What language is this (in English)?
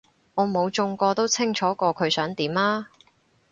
Cantonese